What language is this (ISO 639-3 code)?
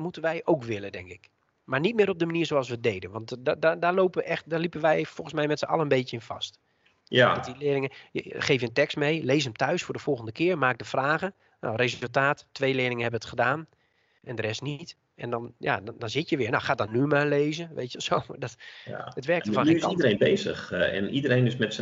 nld